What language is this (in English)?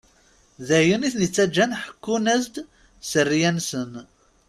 Kabyle